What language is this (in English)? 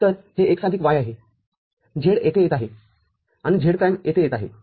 Marathi